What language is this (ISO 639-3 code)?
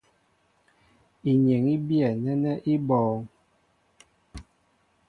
mbo